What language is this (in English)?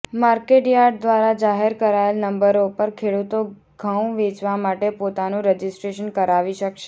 Gujarati